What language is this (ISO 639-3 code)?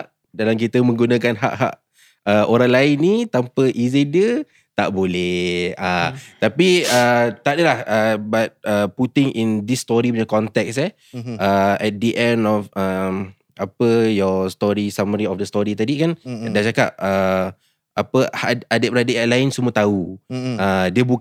msa